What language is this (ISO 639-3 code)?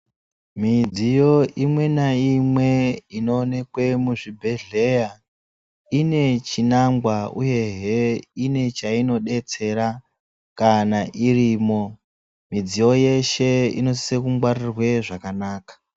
ndc